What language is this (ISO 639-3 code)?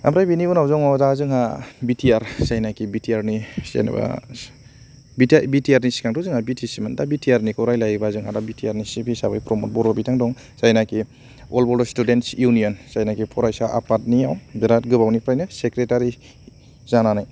brx